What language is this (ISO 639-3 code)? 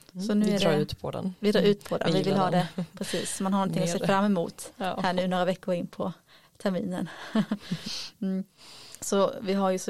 swe